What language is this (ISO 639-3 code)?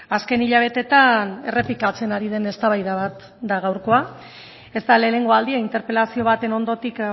eus